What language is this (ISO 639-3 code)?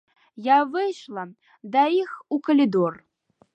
bel